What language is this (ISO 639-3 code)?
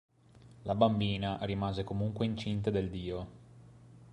ita